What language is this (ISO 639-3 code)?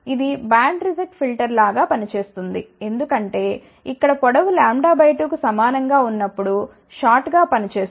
tel